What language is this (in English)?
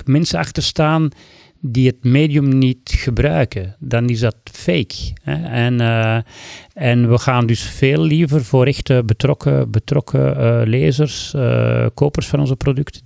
Dutch